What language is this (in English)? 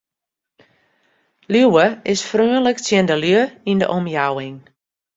Western Frisian